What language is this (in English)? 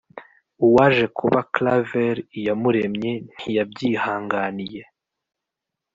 Kinyarwanda